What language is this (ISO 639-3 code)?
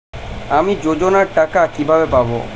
ben